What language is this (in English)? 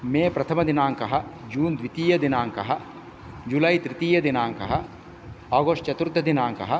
Sanskrit